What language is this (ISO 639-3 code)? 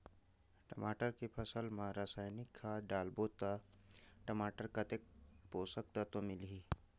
hne